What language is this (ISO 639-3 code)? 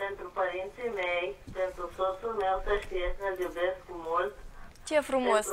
ron